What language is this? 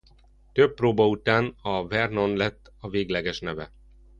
Hungarian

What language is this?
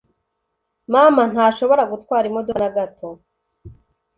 Kinyarwanda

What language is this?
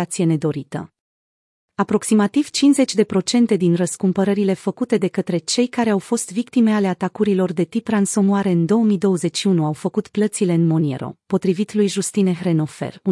Romanian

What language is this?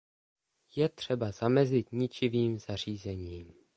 Czech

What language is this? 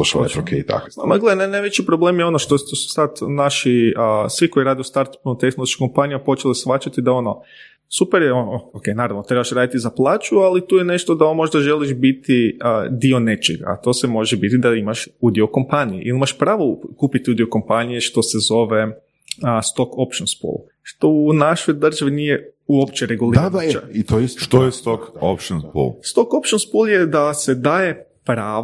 Croatian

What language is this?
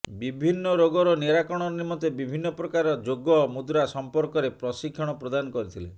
Odia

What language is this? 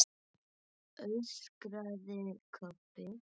Icelandic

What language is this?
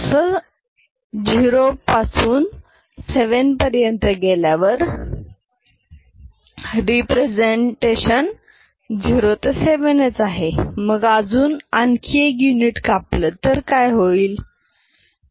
Marathi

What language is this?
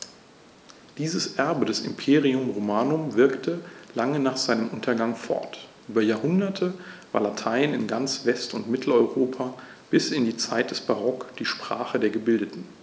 German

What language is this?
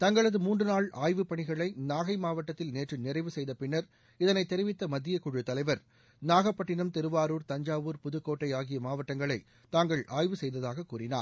Tamil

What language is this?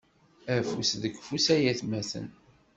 Kabyle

